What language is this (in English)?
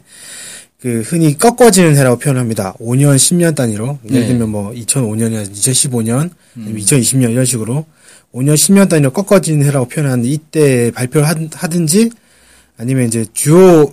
Korean